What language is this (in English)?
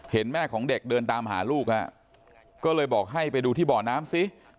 Thai